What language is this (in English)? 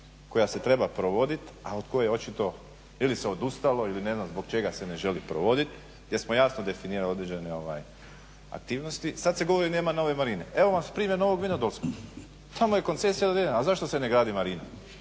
Croatian